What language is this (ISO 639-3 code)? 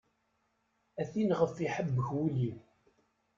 kab